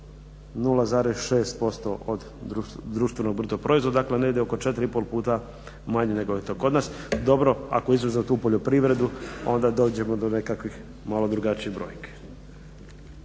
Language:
Croatian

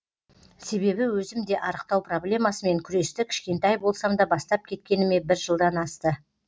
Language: Kazakh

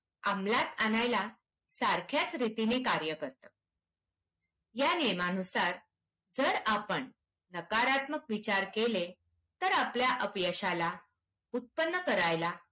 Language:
Marathi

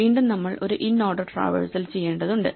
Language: Malayalam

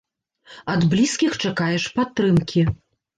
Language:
Belarusian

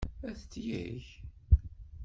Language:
Kabyle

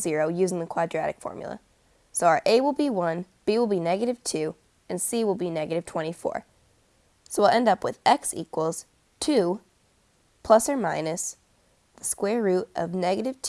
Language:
English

